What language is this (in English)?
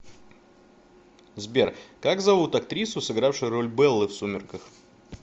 Russian